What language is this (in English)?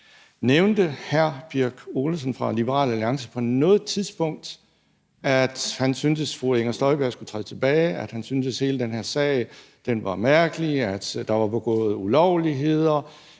Danish